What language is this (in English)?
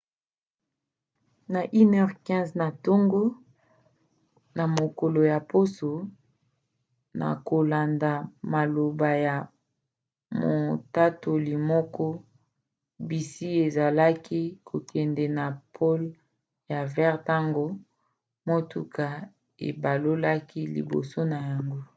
Lingala